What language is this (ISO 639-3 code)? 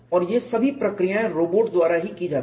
hin